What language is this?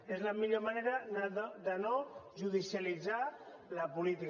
Catalan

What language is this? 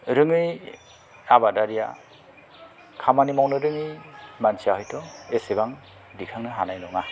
Bodo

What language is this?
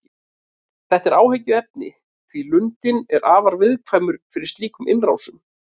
Icelandic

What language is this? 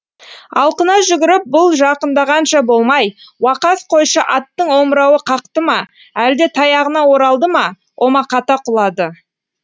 Kazakh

